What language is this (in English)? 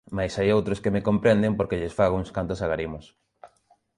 Galician